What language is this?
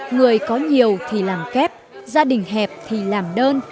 Vietnamese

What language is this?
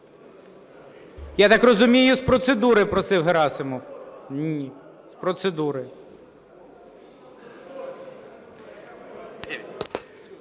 Ukrainian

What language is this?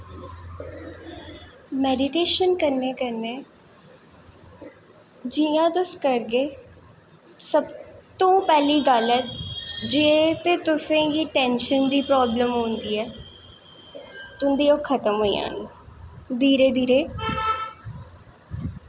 Dogri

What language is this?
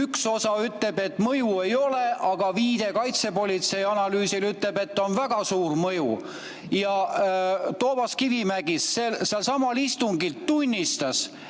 Estonian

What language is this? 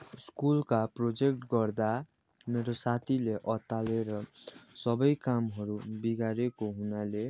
Nepali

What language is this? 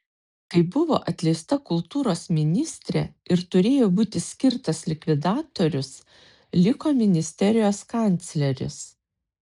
Lithuanian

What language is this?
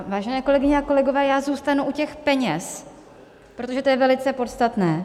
Czech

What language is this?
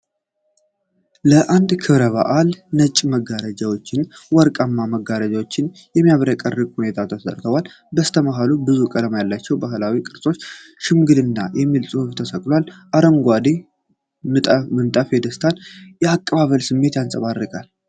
Amharic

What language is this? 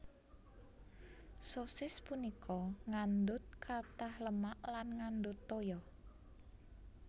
Javanese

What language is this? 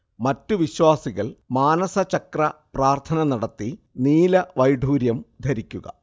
Malayalam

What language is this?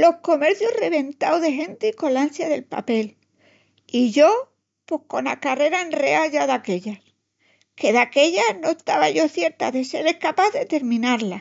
Extremaduran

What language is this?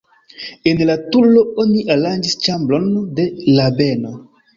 Esperanto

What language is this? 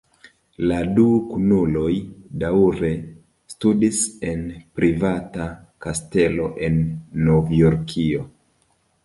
Esperanto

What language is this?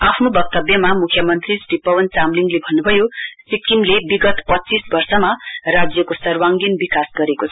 Nepali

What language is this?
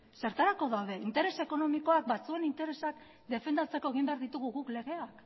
Basque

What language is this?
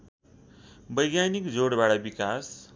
Nepali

